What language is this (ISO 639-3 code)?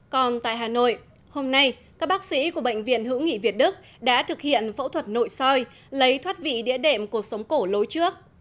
vie